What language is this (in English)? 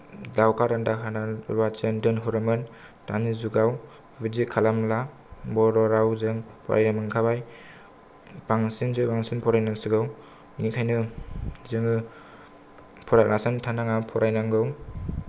Bodo